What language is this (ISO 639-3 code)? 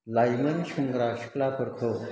brx